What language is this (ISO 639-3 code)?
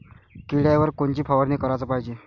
mar